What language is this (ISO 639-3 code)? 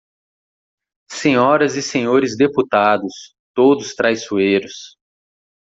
por